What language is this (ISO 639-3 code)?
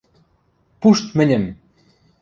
mrj